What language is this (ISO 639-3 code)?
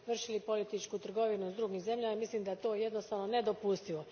hrv